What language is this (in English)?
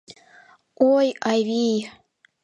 Mari